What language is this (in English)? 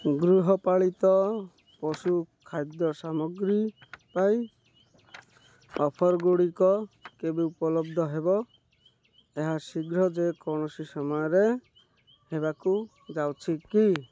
Odia